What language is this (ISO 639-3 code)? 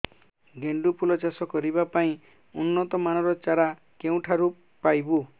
ori